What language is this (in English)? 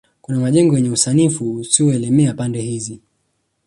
Swahili